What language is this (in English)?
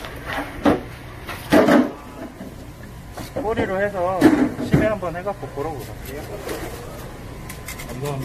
Korean